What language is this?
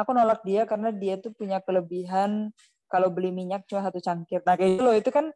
Indonesian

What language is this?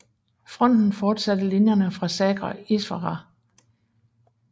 Danish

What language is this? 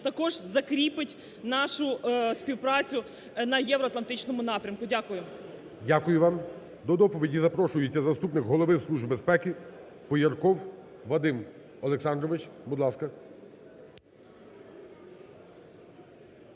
Ukrainian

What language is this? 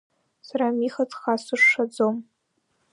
Abkhazian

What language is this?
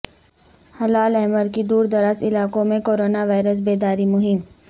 Urdu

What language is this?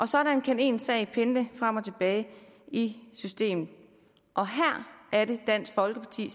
Danish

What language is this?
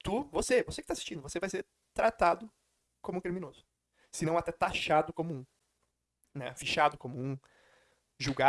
Portuguese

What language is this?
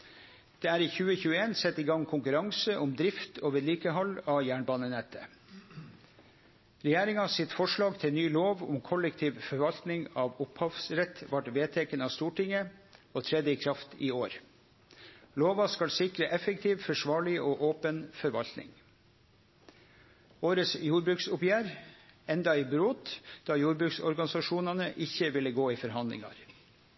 Norwegian Nynorsk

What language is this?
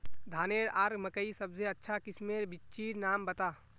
Magahi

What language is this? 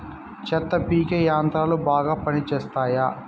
Telugu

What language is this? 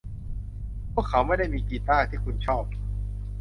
Thai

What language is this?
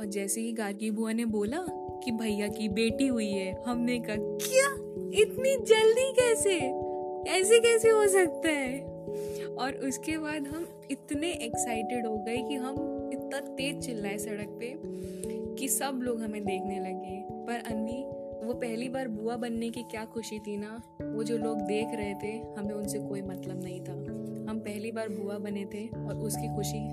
Hindi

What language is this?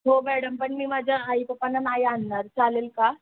Marathi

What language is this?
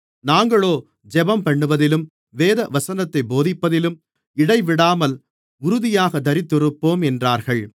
Tamil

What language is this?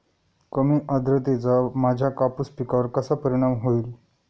Marathi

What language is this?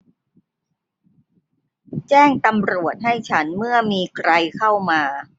Thai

